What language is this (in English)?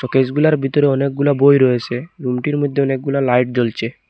Bangla